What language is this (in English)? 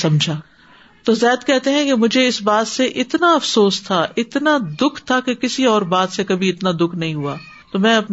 Urdu